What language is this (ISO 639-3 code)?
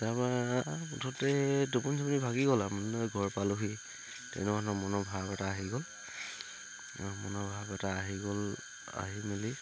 asm